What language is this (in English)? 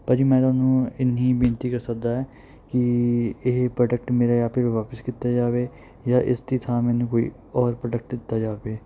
Punjabi